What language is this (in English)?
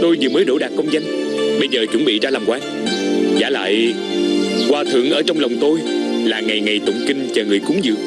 Vietnamese